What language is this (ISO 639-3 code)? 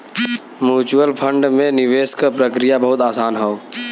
bho